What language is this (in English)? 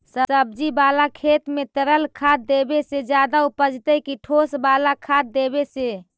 Magahi